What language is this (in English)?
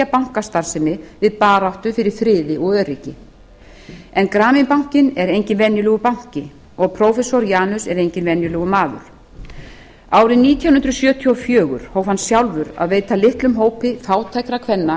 Icelandic